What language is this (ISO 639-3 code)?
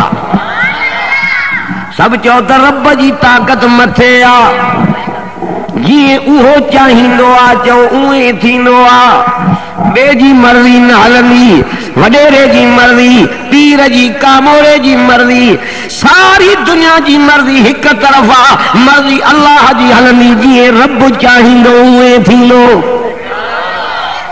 ind